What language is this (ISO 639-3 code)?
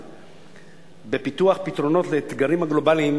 heb